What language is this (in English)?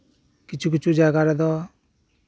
Santali